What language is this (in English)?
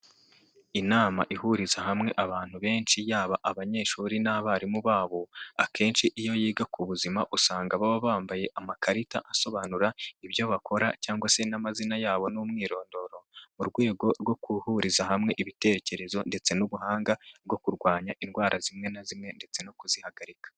Kinyarwanda